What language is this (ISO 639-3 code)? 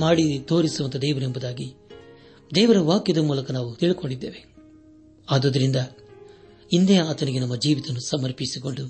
kan